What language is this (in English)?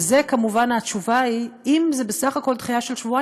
Hebrew